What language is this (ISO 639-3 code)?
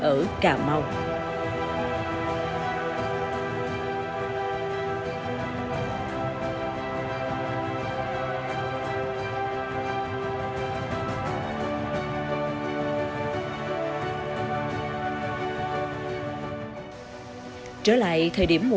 vie